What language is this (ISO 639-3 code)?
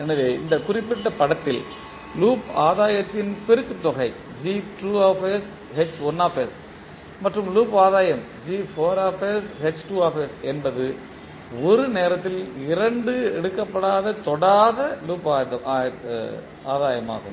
tam